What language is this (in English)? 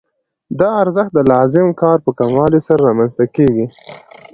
Pashto